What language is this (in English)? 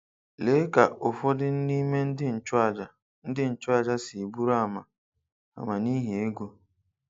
Igbo